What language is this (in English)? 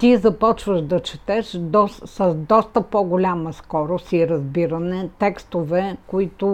Bulgarian